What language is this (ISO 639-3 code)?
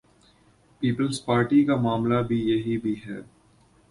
urd